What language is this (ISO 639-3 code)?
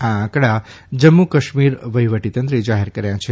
guj